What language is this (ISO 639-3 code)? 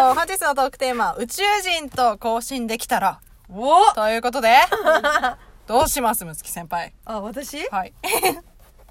jpn